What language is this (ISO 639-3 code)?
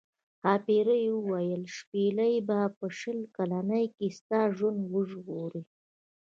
pus